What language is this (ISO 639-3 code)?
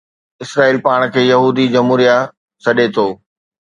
snd